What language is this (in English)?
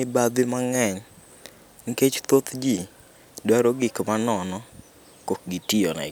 Luo (Kenya and Tanzania)